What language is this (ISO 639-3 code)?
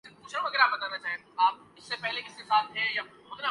urd